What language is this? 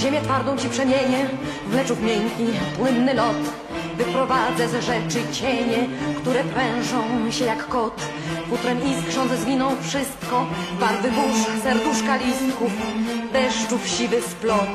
Polish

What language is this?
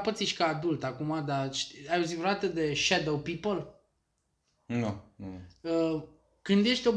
Romanian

